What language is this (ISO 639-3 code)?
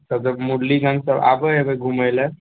mai